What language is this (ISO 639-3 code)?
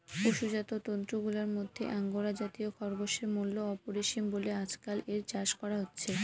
ben